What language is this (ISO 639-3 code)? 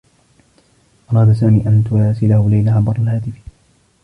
ara